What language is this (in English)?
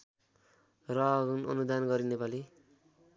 Nepali